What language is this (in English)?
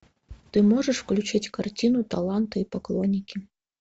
Russian